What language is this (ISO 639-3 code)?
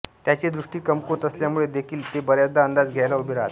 mar